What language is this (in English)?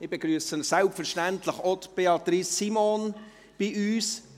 Swiss German